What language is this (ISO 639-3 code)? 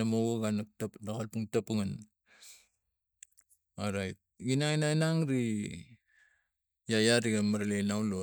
tgc